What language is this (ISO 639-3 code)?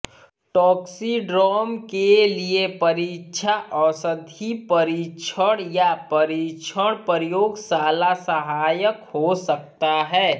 hin